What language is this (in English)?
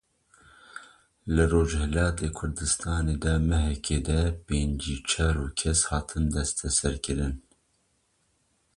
Kurdish